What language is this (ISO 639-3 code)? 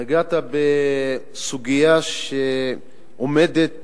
heb